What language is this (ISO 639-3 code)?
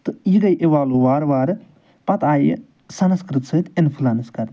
kas